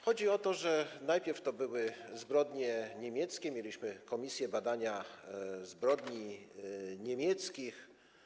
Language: Polish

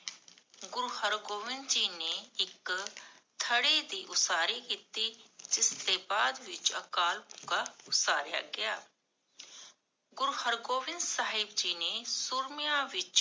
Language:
Punjabi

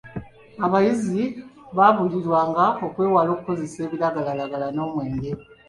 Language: Ganda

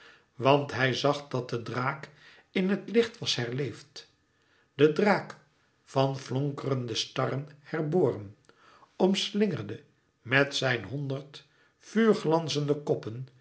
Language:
Dutch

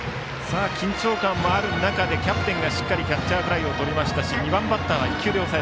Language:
Japanese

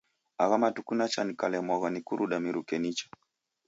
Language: Taita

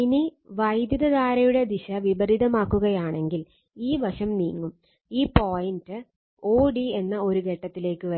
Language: Malayalam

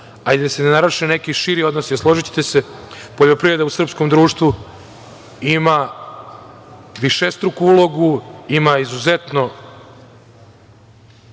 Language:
Serbian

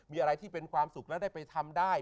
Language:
Thai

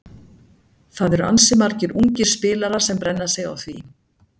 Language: Icelandic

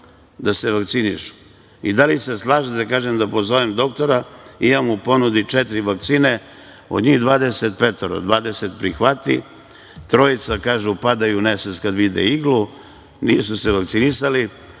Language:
Serbian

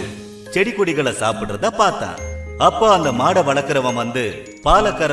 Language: Tamil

